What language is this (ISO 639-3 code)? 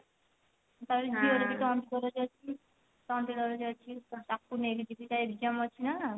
ori